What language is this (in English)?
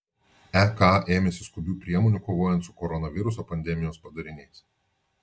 Lithuanian